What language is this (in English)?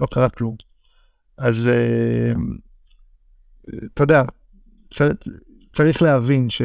Hebrew